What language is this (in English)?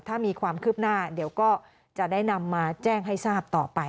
Thai